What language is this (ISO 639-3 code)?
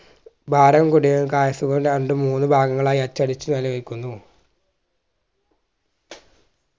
mal